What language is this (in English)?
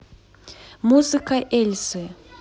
Russian